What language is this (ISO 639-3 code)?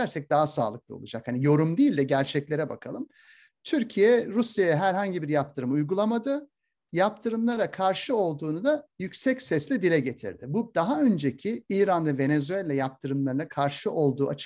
tur